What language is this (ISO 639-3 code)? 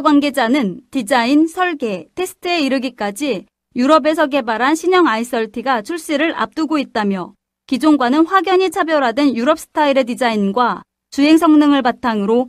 kor